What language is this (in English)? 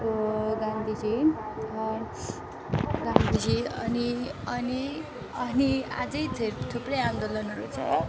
Nepali